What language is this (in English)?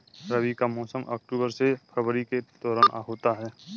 Hindi